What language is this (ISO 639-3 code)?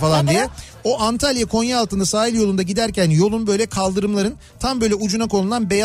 tur